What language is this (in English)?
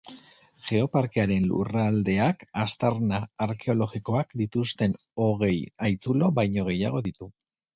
Basque